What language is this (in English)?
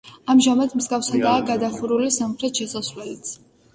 Georgian